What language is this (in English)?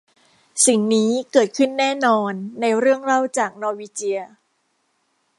Thai